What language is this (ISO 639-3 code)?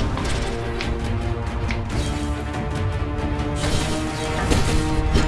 por